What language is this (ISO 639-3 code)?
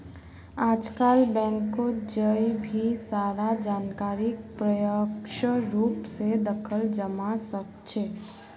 mag